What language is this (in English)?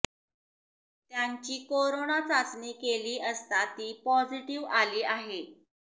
Marathi